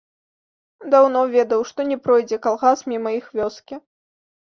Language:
Belarusian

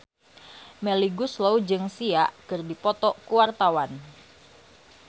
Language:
Sundanese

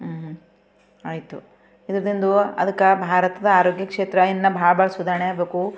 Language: Kannada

